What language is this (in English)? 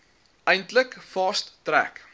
Afrikaans